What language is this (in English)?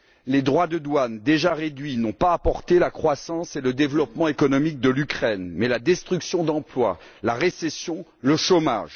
French